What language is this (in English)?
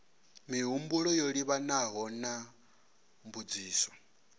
Venda